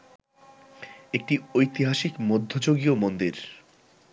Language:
Bangla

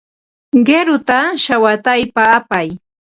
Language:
Ambo-Pasco Quechua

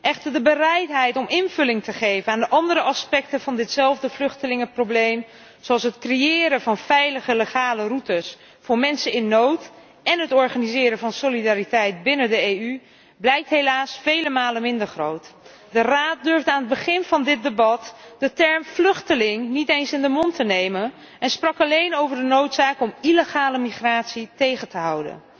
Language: Dutch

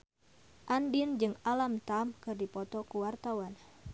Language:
Sundanese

